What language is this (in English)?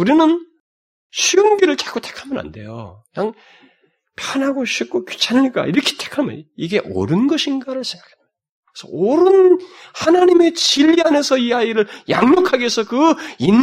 Korean